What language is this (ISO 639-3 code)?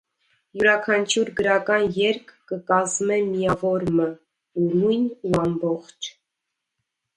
hye